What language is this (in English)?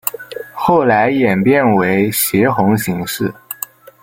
Chinese